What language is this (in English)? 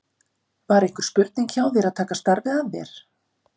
Icelandic